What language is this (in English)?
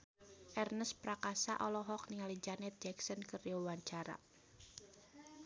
Sundanese